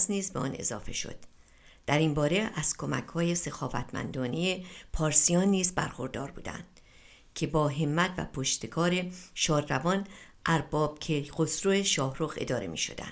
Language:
Persian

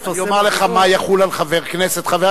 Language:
Hebrew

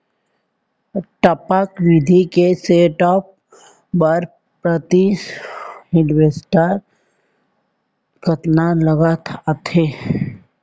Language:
Chhattisgarhi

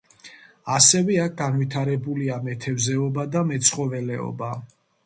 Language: Georgian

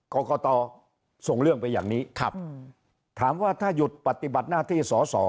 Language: Thai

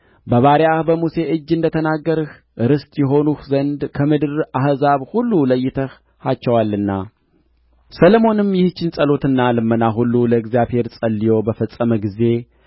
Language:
Amharic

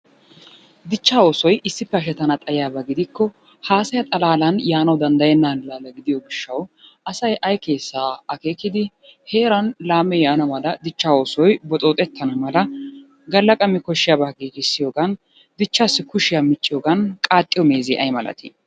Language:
Wolaytta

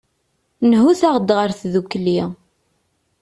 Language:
Kabyle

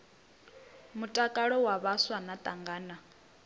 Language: Venda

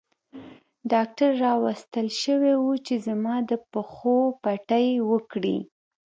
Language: Pashto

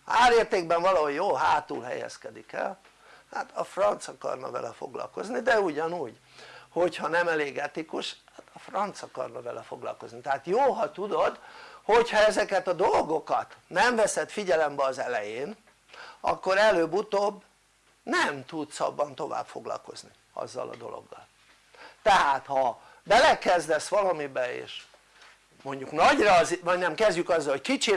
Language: Hungarian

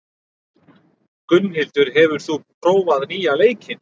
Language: Icelandic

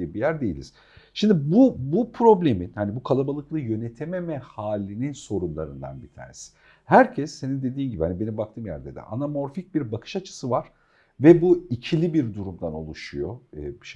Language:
Turkish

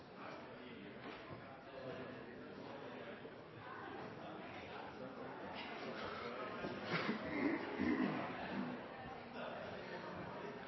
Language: Norwegian Bokmål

